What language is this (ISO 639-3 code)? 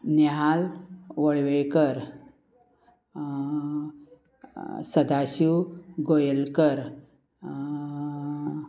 kok